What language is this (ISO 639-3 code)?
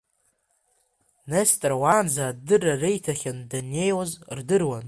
abk